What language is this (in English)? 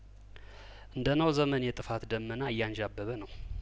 Amharic